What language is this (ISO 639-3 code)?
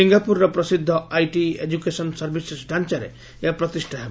ori